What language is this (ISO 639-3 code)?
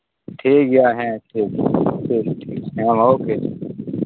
sat